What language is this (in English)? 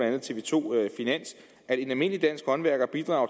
Danish